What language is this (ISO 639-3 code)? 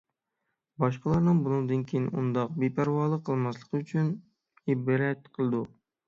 uig